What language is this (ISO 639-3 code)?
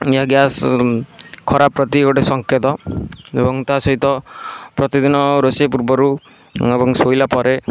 ori